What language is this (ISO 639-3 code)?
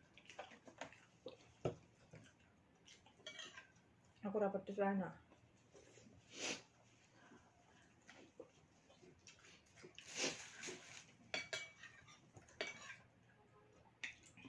ind